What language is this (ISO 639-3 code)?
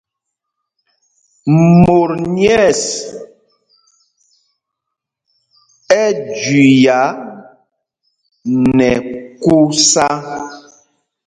mgg